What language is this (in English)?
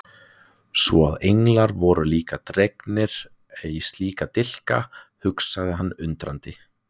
Icelandic